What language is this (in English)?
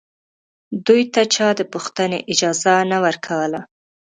Pashto